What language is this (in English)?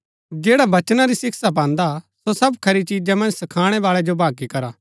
Gaddi